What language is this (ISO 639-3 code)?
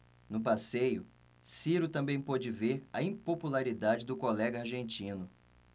por